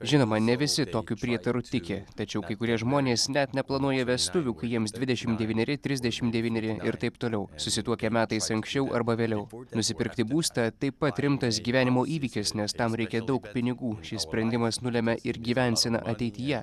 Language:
Lithuanian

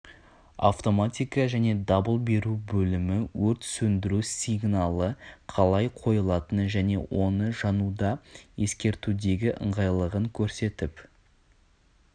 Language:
Kazakh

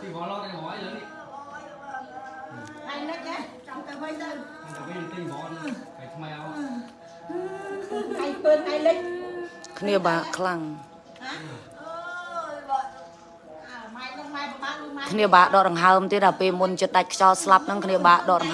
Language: Vietnamese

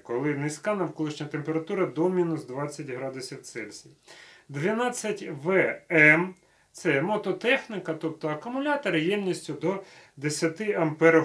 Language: Ukrainian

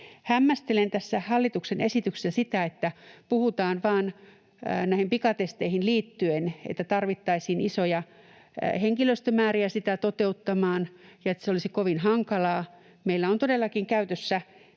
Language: Finnish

